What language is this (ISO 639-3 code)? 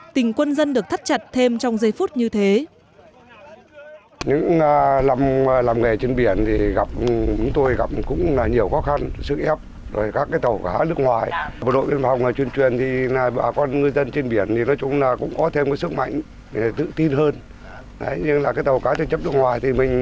vie